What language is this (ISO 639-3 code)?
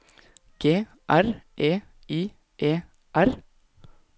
nor